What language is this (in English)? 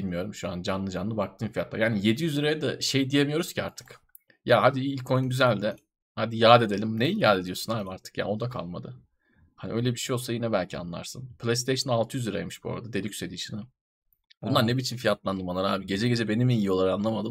Turkish